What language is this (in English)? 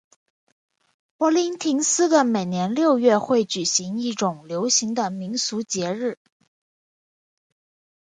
Chinese